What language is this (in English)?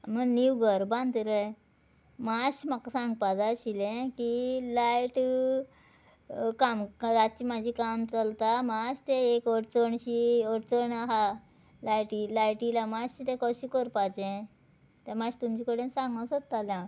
Konkani